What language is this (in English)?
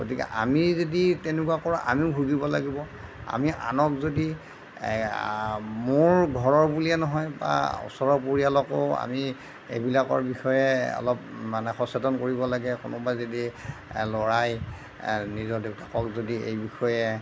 Assamese